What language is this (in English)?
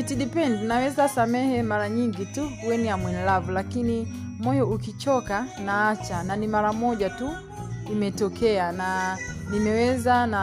Swahili